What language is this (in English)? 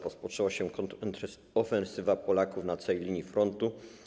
Polish